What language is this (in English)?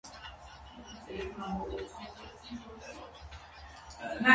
Armenian